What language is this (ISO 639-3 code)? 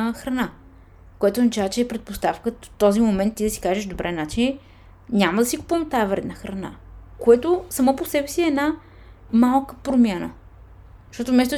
bul